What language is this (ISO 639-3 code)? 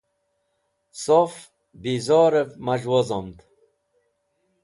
wbl